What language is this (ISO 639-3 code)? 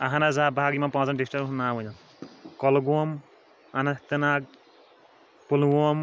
kas